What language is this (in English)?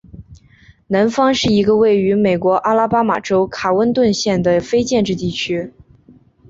Chinese